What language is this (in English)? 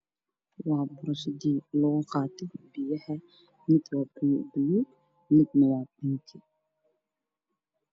Somali